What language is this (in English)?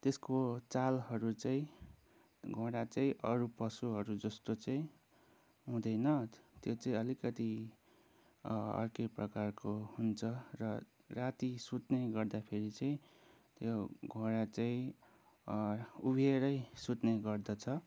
Nepali